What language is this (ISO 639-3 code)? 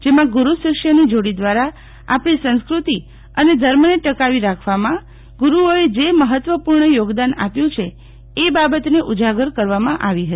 guj